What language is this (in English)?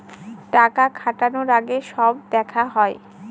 Bangla